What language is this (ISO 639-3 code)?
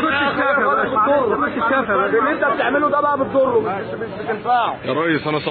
ara